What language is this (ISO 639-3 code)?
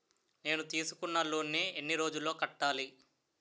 tel